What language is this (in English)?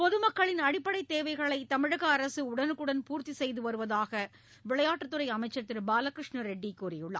Tamil